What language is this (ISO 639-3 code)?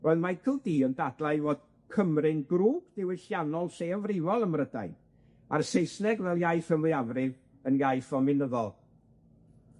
cym